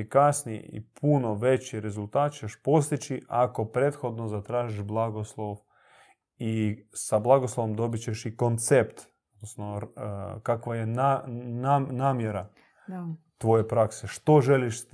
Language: Croatian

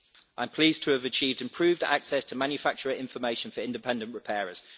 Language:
English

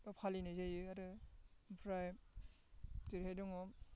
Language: Bodo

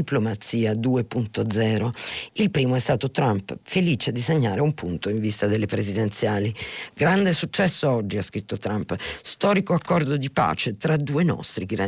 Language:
Italian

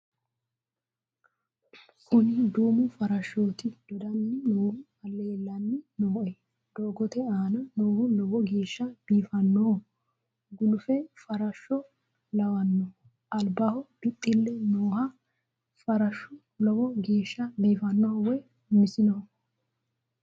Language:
Sidamo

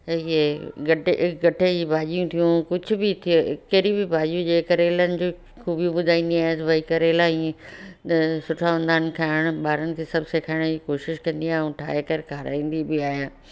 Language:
Sindhi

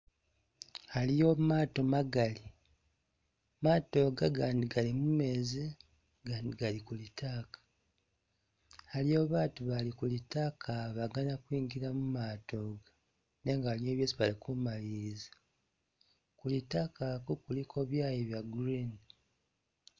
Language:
Masaaba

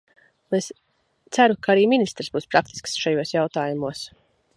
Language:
Latvian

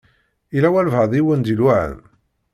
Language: Kabyle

